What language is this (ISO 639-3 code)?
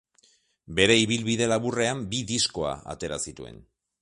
eus